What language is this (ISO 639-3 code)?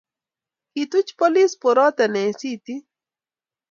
kln